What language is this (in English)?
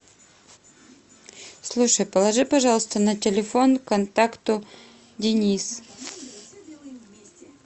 Russian